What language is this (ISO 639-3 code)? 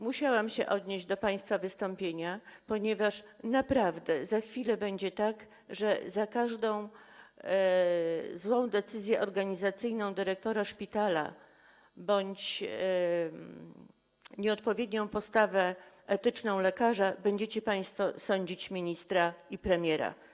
pol